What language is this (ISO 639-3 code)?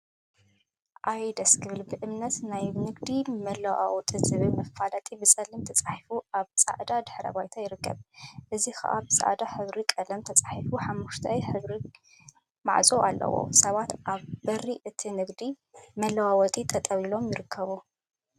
tir